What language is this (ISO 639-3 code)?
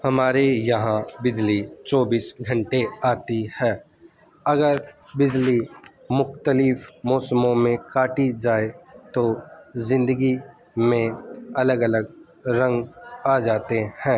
urd